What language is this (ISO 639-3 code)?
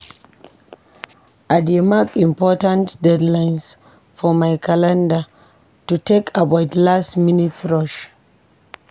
pcm